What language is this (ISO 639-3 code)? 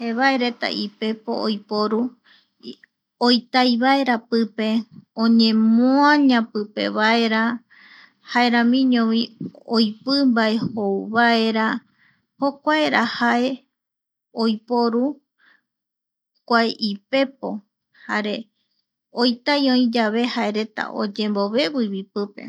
gui